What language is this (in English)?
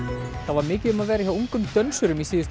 Icelandic